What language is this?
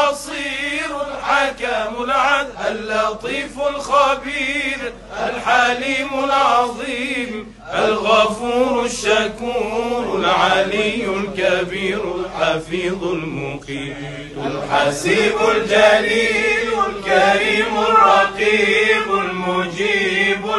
Arabic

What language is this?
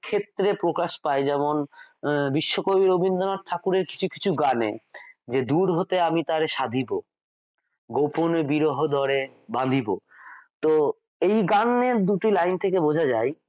Bangla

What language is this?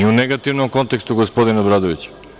Serbian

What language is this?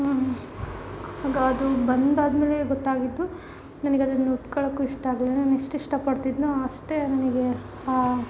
Kannada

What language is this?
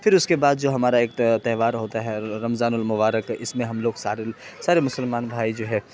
Urdu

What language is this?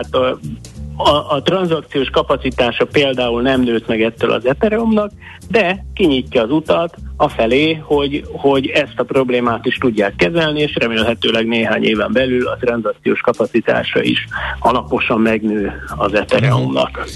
Hungarian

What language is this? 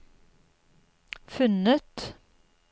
Norwegian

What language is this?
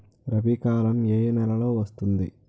Telugu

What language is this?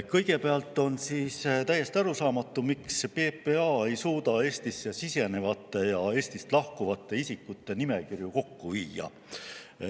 Estonian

